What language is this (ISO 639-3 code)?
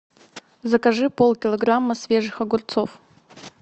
rus